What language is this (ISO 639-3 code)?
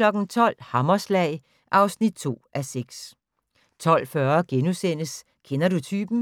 dan